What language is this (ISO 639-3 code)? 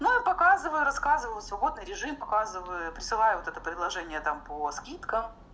rus